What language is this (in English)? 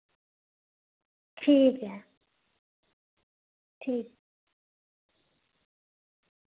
Dogri